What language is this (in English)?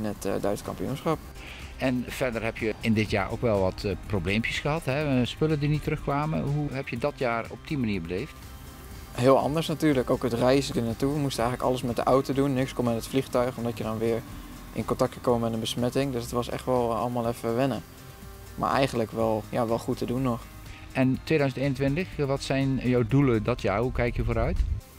Dutch